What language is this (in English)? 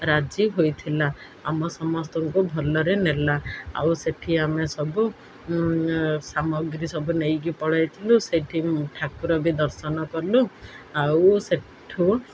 Odia